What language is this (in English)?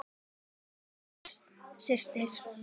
Icelandic